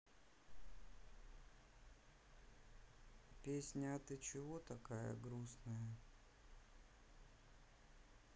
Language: Russian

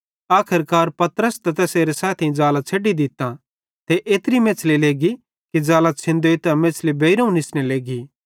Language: Bhadrawahi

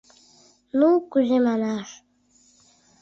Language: Mari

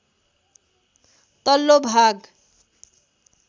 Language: Nepali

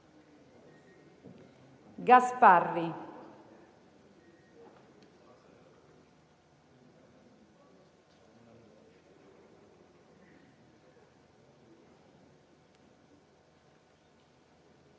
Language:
Italian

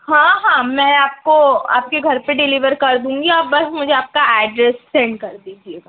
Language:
Urdu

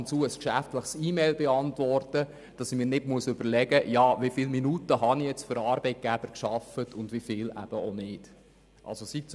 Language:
Swiss German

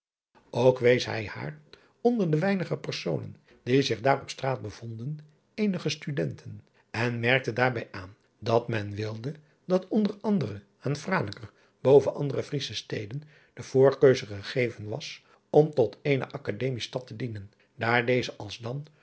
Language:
Dutch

